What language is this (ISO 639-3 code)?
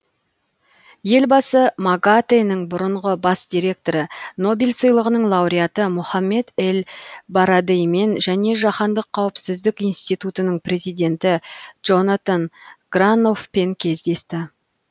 kaz